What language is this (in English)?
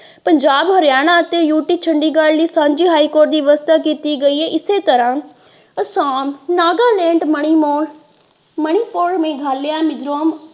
Punjabi